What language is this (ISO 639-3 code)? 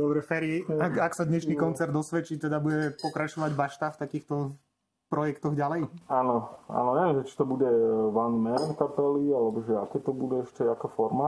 slk